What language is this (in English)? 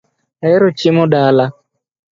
Luo (Kenya and Tanzania)